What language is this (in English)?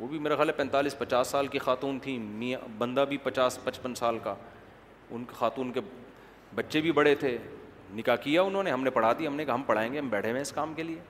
Urdu